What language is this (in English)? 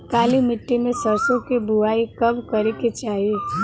Bhojpuri